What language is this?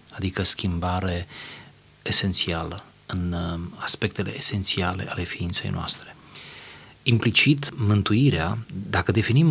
Romanian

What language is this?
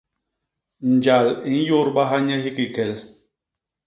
Basaa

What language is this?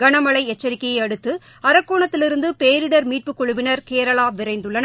Tamil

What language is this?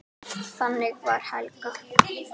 Icelandic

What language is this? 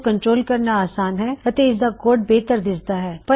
Punjabi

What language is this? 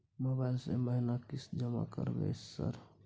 Maithili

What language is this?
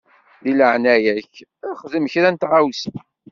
Kabyle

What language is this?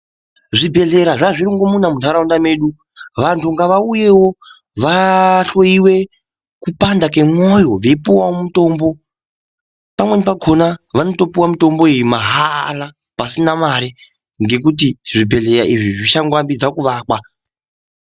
Ndau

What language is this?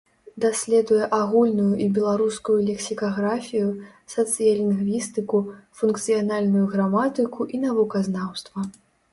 Belarusian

